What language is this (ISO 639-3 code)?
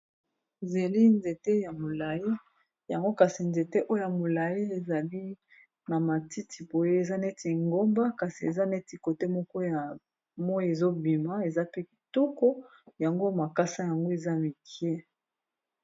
lin